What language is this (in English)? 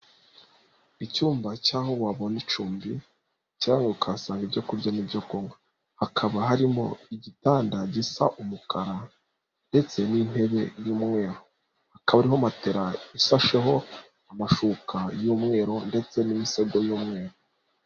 Kinyarwanda